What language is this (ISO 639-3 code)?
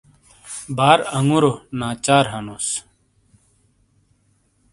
scl